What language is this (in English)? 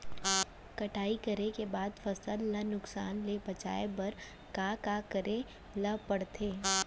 Chhattisgarhi